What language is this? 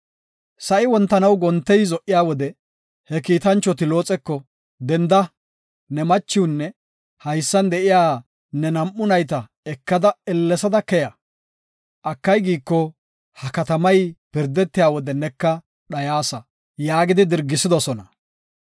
Gofa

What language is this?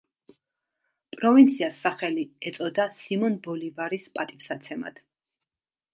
Georgian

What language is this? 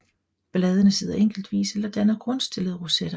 Danish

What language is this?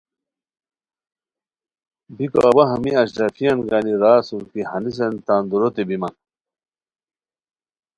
Khowar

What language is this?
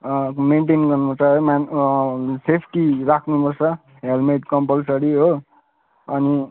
Nepali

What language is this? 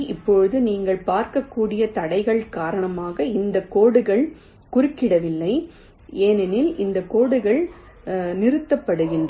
Tamil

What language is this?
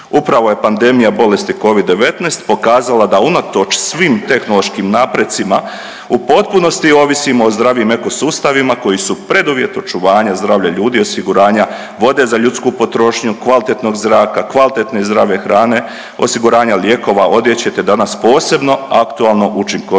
Croatian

